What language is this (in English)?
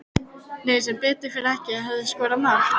Icelandic